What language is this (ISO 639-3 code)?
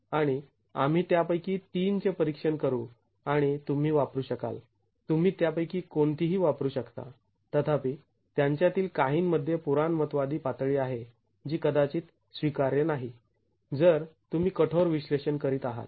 mar